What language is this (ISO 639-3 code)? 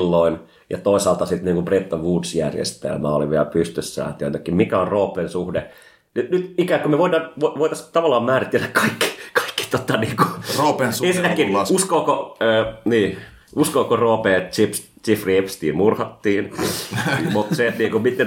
fin